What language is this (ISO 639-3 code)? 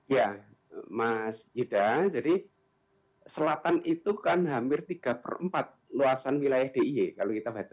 ind